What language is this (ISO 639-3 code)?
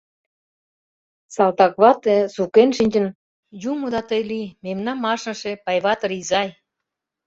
chm